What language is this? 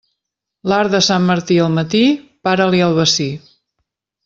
Catalan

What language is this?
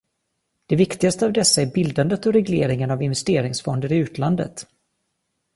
Swedish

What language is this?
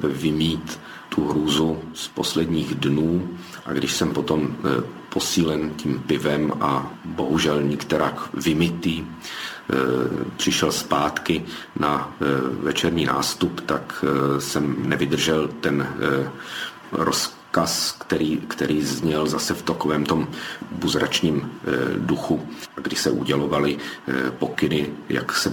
Czech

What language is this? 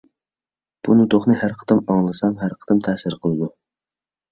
Uyghur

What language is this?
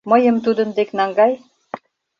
Mari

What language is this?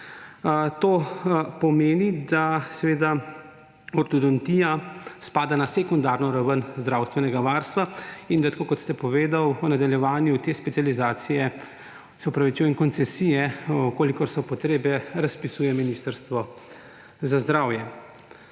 Slovenian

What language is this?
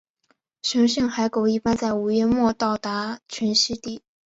Chinese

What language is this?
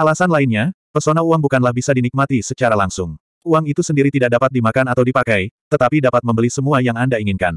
Indonesian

